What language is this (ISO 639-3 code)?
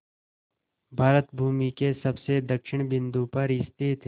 hin